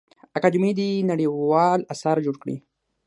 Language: Pashto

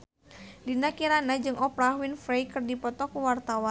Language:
Sundanese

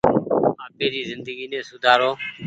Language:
Goaria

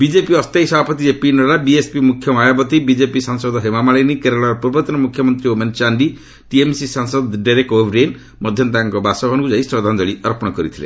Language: Odia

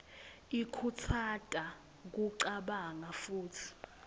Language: Swati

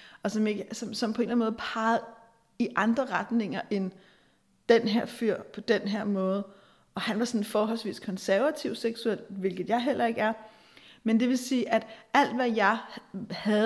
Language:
Danish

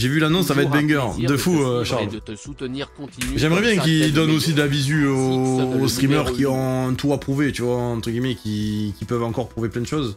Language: French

